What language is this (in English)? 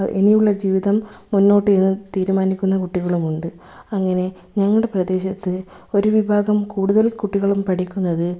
Malayalam